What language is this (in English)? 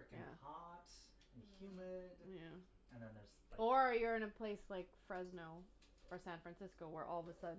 English